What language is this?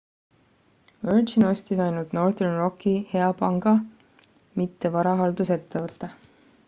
Estonian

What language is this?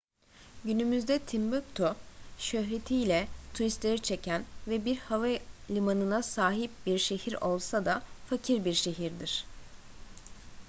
Turkish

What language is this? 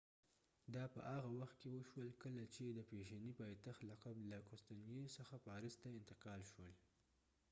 Pashto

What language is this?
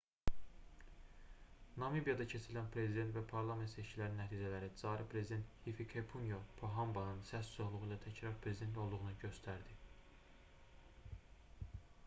Azerbaijani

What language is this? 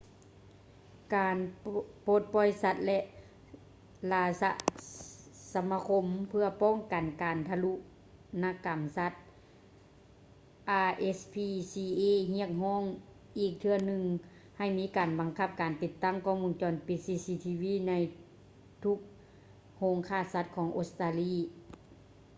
Lao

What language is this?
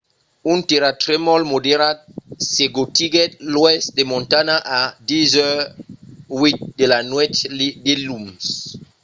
Occitan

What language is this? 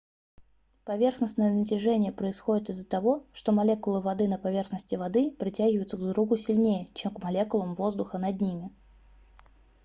Russian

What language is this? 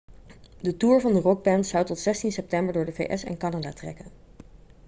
Dutch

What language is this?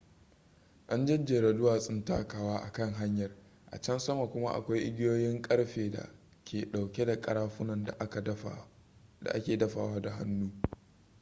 Hausa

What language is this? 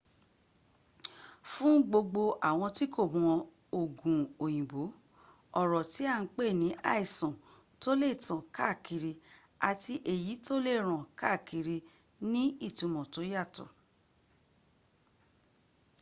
Yoruba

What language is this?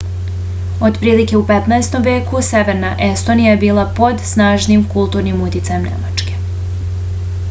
Serbian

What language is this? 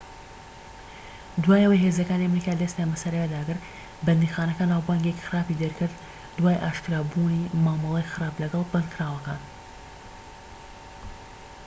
Central Kurdish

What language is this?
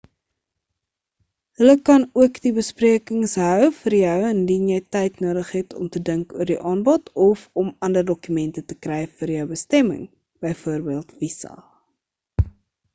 Afrikaans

